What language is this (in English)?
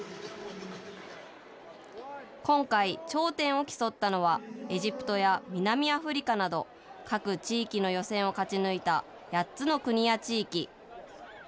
Japanese